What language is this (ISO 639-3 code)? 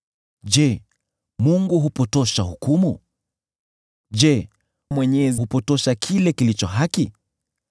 swa